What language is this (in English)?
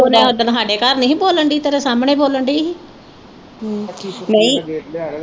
Punjabi